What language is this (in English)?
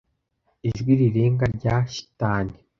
Kinyarwanda